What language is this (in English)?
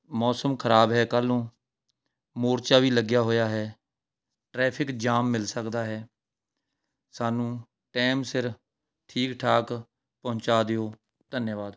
Punjabi